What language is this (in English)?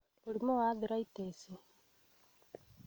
Kikuyu